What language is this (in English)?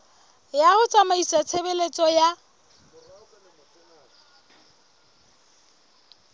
Southern Sotho